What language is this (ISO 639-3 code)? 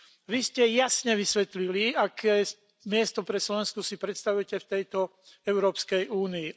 slk